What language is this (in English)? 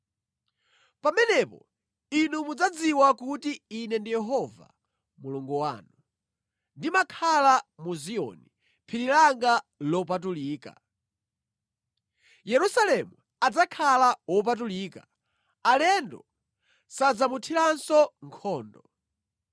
Nyanja